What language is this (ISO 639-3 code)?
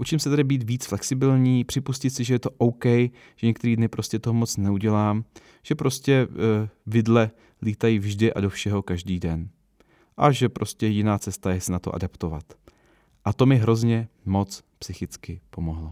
ces